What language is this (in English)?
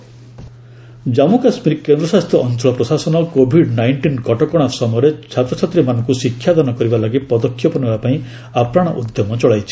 Odia